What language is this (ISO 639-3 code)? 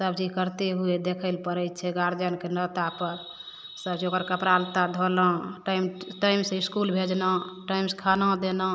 mai